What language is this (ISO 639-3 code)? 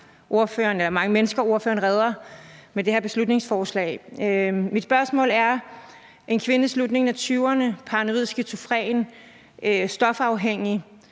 dan